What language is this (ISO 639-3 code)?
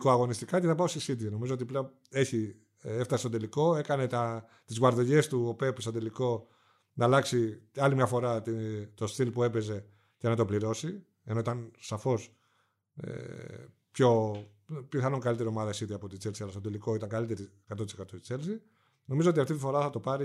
ell